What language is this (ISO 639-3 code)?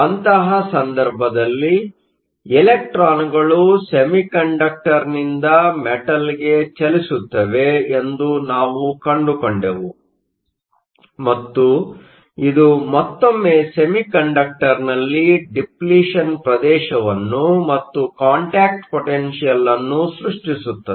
kan